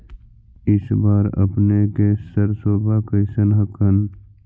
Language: Magahi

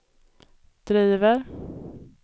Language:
Swedish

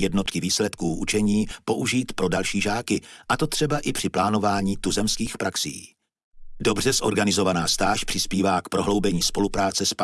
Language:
Czech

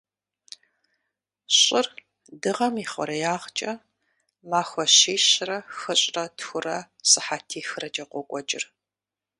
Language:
Kabardian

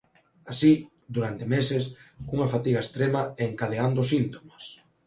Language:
Galician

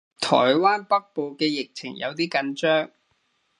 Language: Cantonese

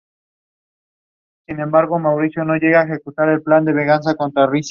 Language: Spanish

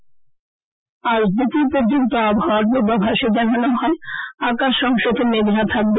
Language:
Bangla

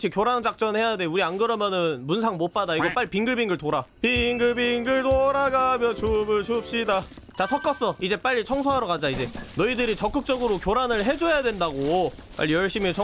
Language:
Korean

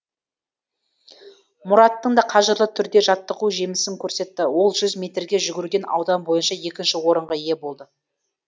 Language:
Kazakh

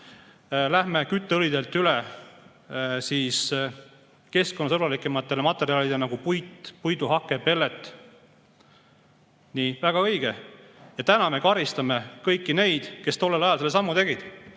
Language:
Estonian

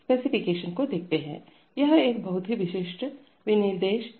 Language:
Hindi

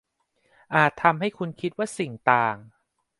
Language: Thai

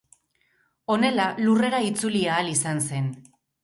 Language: Basque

